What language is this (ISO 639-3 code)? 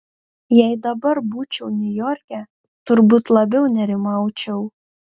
lit